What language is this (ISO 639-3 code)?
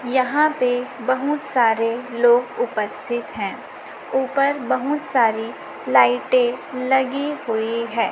hin